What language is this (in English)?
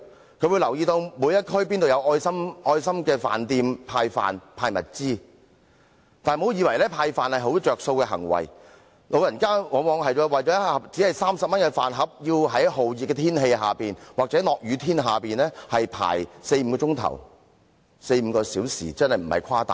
Cantonese